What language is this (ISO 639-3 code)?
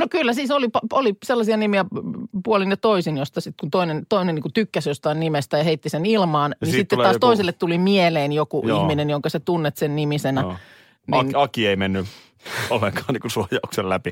fin